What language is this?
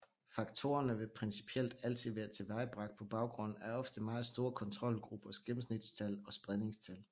Danish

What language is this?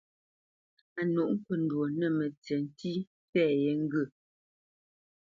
Bamenyam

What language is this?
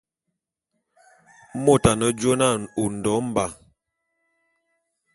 Bulu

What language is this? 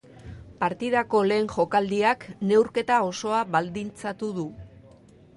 Basque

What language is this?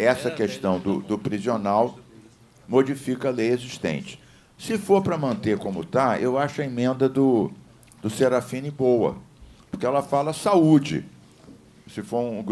Portuguese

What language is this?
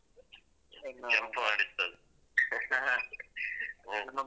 Kannada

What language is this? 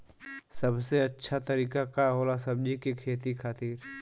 Bhojpuri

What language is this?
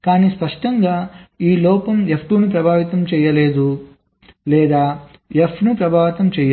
Telugu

